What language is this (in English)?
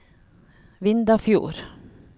Norwegian